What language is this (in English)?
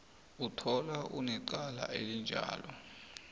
South Ndebele